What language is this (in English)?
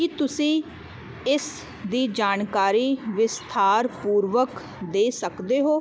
Punjabi